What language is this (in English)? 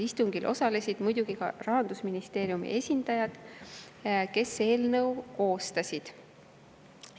Estonian